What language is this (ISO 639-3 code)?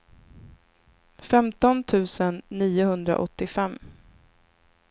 swe